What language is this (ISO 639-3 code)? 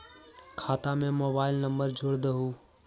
mag